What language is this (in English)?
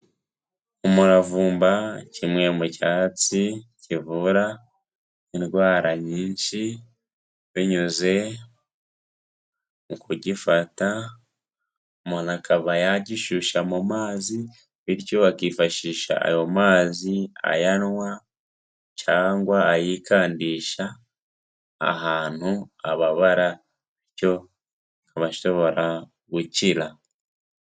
Kinyarwanda